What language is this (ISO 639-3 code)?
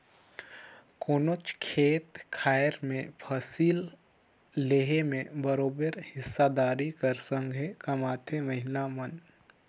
hne